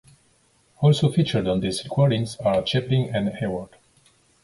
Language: English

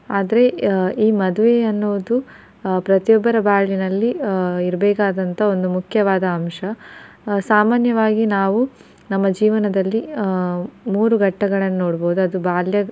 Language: Kannada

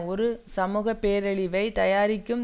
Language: Tamil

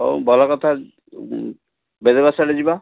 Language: Odia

